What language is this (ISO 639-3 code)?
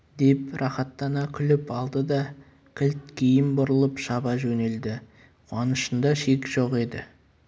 kaz